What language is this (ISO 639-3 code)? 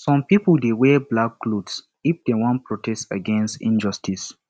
pcm